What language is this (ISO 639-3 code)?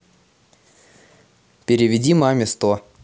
rus